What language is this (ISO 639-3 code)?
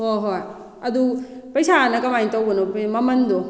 mni